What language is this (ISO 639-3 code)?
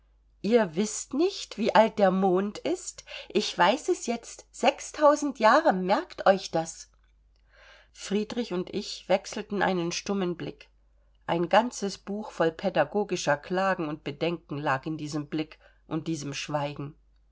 deu